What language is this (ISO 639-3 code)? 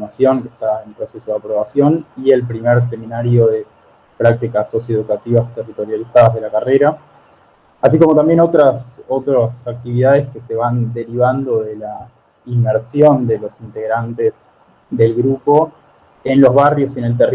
spa